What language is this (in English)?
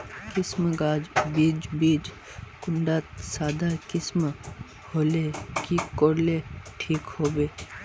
Magahi